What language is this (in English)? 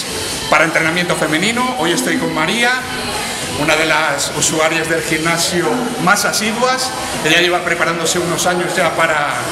Spanish